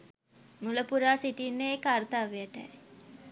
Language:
Sinhala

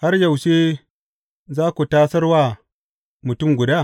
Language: Hausa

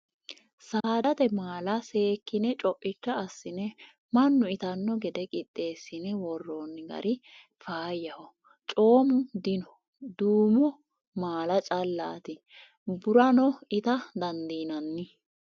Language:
Sidamo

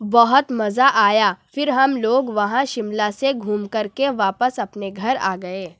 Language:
Urdu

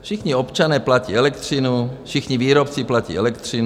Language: Czech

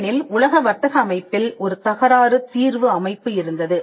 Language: Tamil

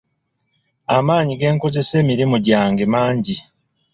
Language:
Ganda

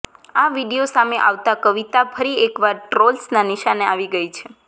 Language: Gujarati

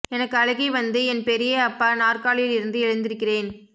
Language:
Tamil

